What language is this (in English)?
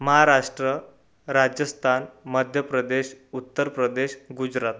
Marathi